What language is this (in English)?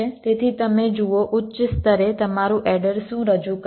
Gujarati